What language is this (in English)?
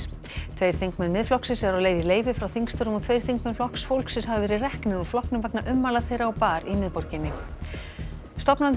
Icelandic